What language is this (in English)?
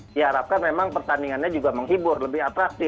Indonesian